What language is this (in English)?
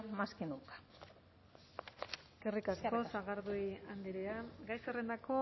Basque